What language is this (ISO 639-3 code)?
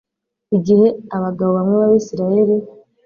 kin